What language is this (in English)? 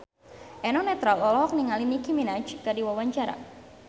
Sundanese